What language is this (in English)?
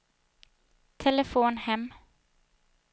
Swedish